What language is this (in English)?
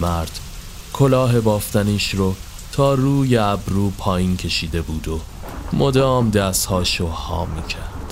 Persian